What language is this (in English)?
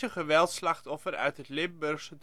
Dutch